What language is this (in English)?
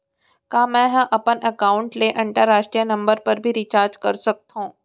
Chhattisgarhi